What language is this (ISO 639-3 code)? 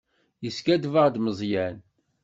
kab